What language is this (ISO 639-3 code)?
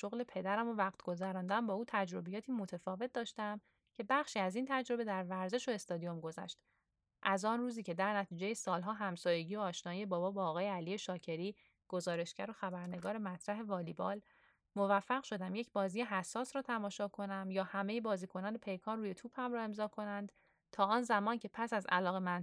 fas